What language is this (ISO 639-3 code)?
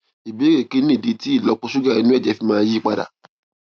yor